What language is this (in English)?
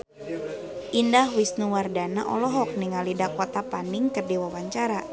Sundanese